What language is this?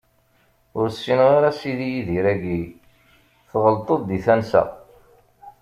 Kabyle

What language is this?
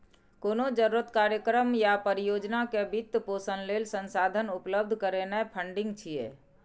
Maithili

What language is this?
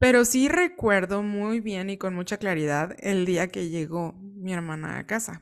Spanish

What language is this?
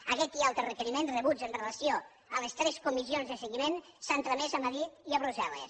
Catalan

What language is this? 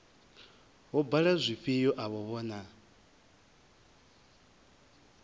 Venda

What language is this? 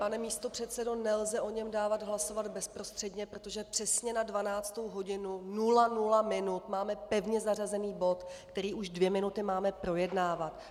Czech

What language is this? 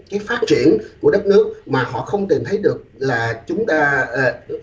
Vietnamese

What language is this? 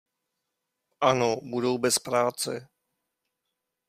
Czech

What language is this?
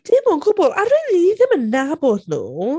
Welsh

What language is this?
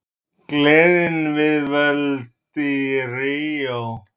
Icelandic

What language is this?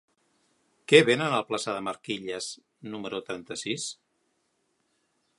Catalan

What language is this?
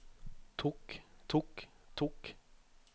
Norwegian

